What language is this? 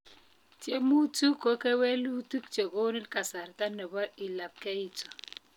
Kalenjin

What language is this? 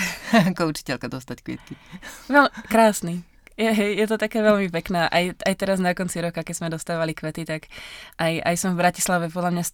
Slovak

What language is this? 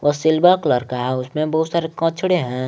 Hindi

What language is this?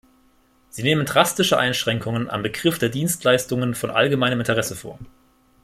German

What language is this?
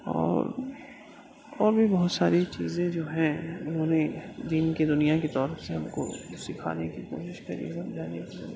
Urdu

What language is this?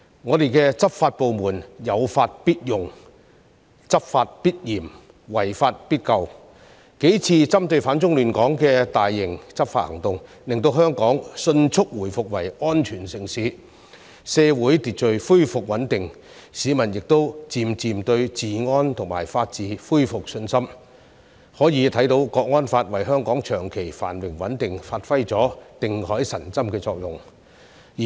Cantonese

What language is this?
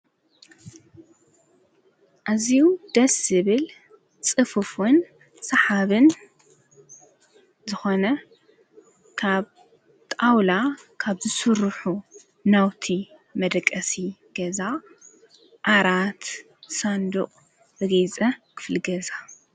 Tigrinya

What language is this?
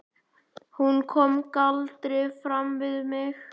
Icelandic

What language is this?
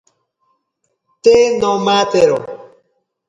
Ashéninka Perené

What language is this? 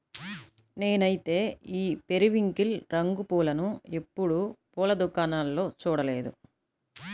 Telugu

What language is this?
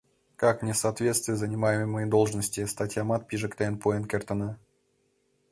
Mari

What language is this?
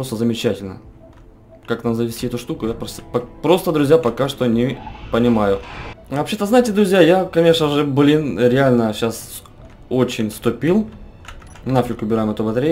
Russian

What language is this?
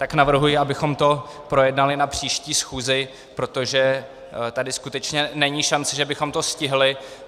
Czech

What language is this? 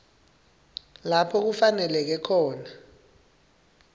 Swati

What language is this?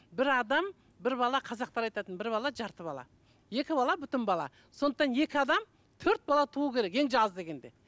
Kazakh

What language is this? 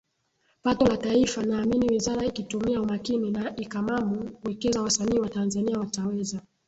Swahili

